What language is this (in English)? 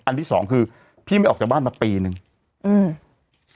Thai